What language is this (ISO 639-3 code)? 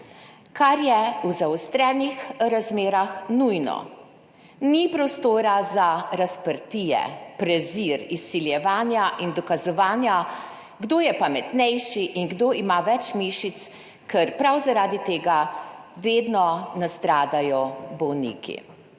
slv